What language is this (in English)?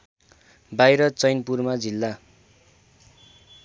Nepali